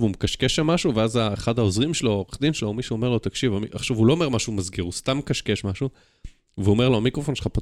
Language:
Hebrew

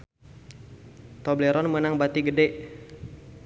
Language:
Sundanese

